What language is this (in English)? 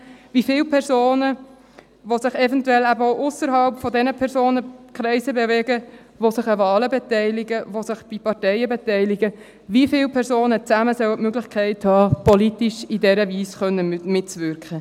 Swiss German